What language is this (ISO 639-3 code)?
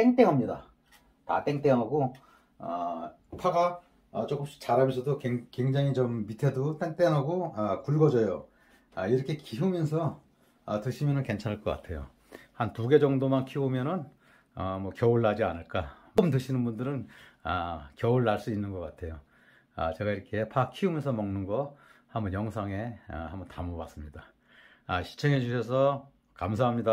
kor